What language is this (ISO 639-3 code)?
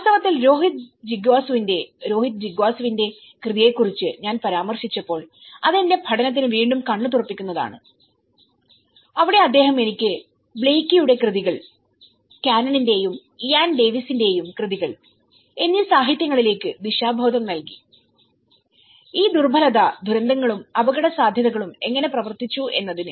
mal